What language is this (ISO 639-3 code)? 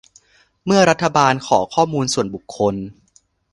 tha